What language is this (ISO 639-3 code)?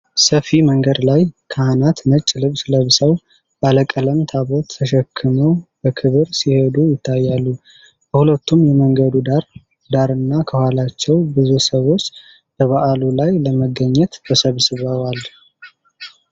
amh